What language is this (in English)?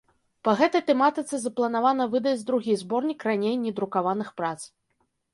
Belarusian